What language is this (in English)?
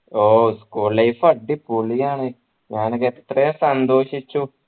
Malayalam